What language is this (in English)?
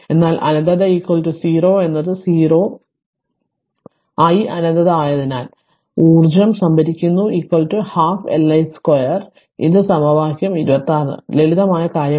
Malayalam